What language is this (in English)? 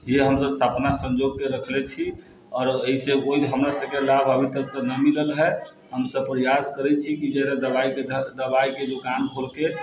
Maithili